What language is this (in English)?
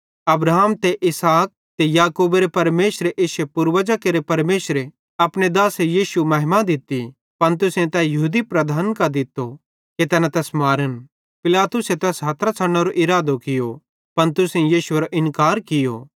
Bhadrawahi